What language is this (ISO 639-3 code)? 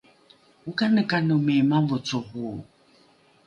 dru